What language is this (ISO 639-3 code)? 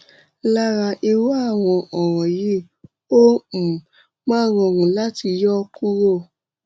yor